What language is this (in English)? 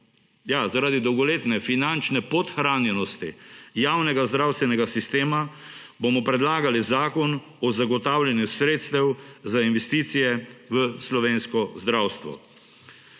Slovenian